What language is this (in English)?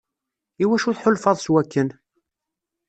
Kabyle